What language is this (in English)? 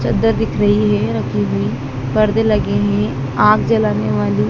Hindi